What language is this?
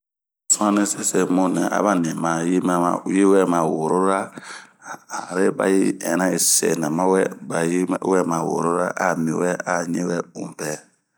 Bomu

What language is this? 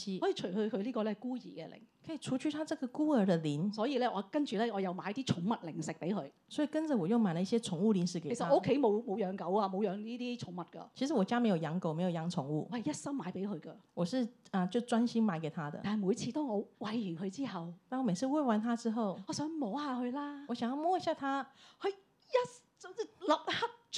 Chinese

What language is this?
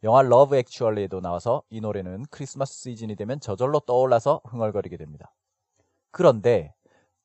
Korean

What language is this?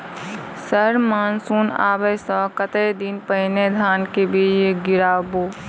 Maithili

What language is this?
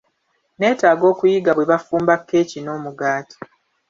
Ganda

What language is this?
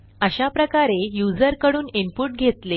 Marathi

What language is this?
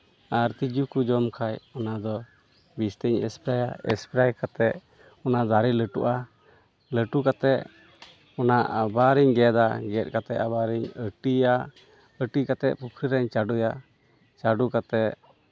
Santali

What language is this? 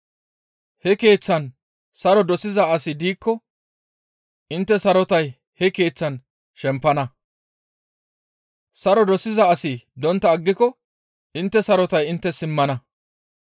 Gamo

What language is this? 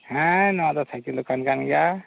Santali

